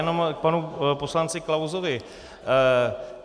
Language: Czech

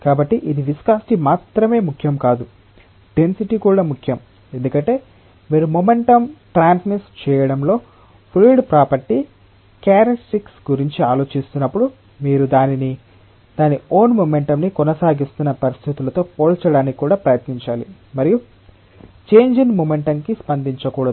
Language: Telugu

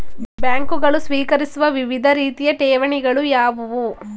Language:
Kannada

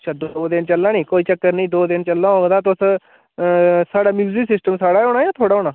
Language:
Dogri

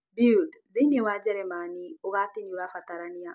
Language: Kikuyu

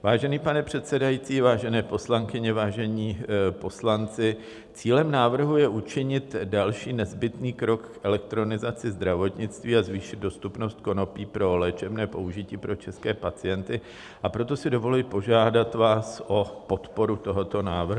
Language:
Czech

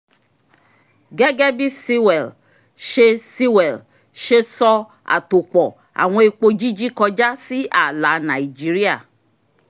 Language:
Yoruba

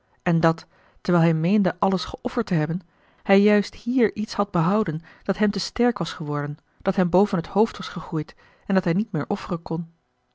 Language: Dutch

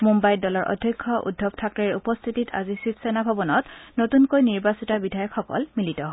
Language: Assamese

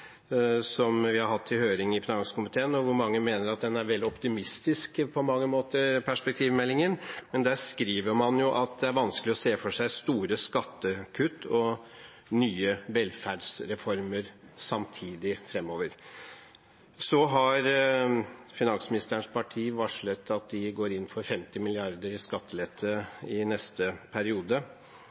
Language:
Norwegian Bokmål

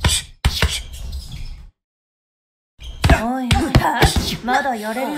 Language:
Japanese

